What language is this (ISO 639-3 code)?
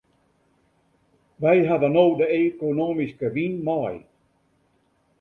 fry